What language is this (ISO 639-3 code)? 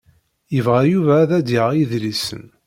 kab